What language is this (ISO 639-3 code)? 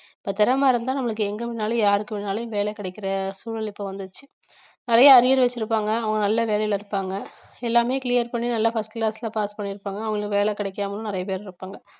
tam